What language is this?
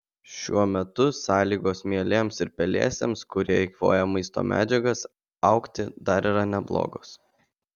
Lithuanian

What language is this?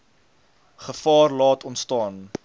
Afrikaans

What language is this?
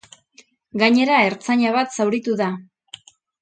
Basque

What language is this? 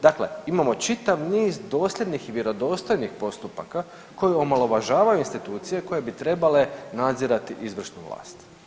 Croatian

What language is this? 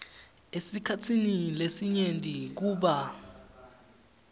Swati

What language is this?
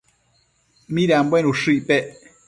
Matsés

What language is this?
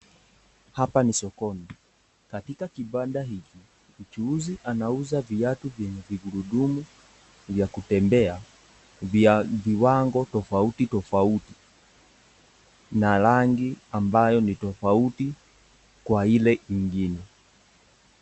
Swahili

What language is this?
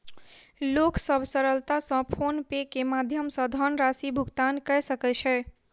Maithili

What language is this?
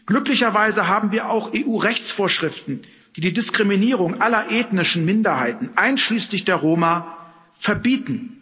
German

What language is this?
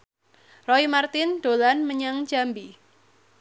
Javanese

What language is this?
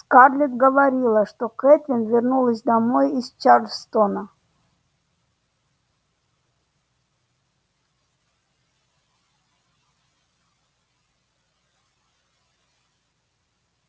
Russian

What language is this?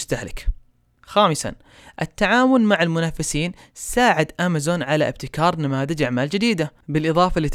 Arabic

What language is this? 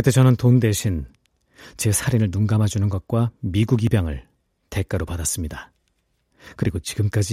Korean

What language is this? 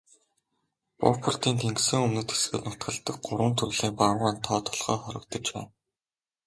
Mongolian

